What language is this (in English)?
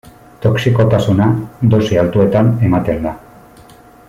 Basque